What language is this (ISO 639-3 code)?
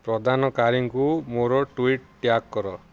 ori